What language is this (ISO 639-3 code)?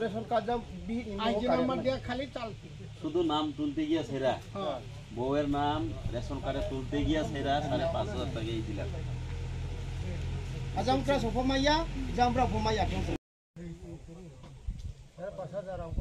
tha